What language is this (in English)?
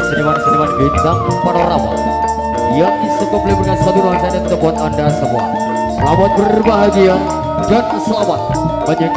Indonesian